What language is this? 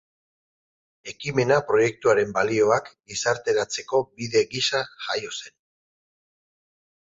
Basque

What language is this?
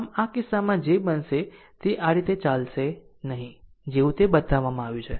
Gujarati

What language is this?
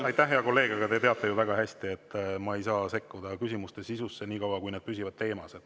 Estonian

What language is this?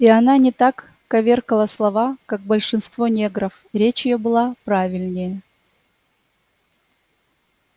Russian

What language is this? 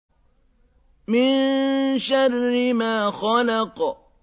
Arabic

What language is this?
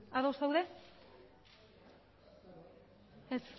Basque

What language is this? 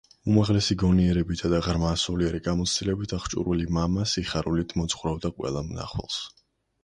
Georgian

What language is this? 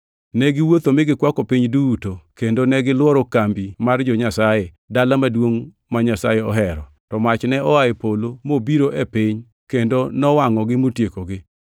Luo (Kenya and Tanzania)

